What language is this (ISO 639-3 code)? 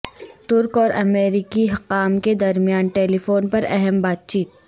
urd